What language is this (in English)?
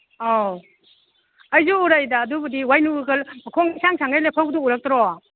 Manipuri